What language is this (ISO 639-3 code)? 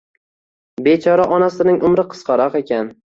uzb